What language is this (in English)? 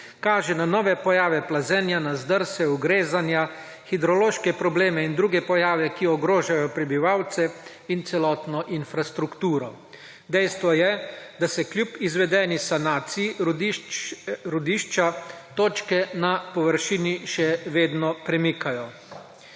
Slovenian